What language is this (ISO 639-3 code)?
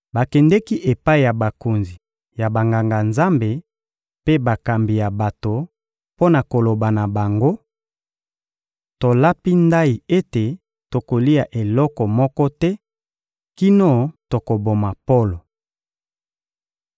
lin